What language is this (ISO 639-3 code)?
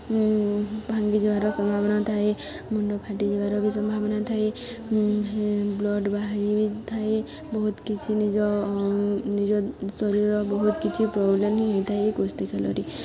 ori